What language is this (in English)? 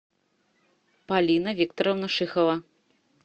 Russian